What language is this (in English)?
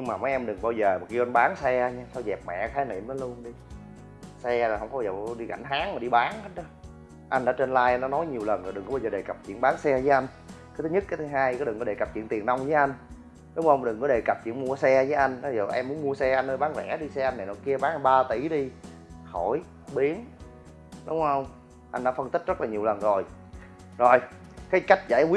Vietnamese